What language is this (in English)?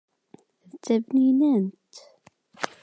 Kabyle